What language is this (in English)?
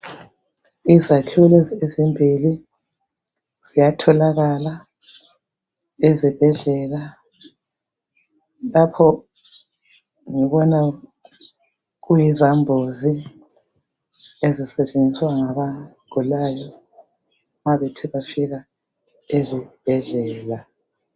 North Ndebele